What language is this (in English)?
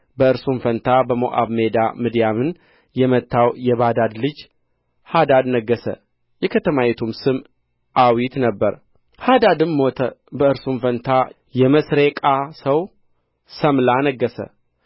Amharic